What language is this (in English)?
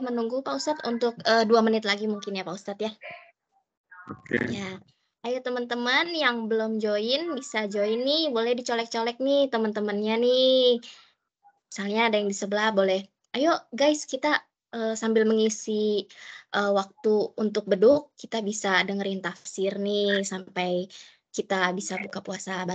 Indonesian